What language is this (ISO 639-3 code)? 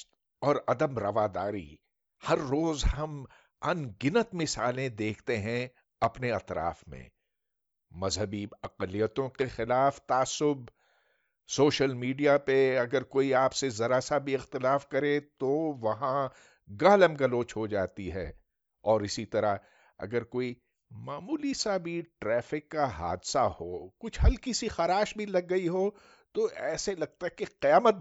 urd